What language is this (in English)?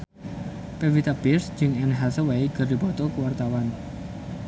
Sundanese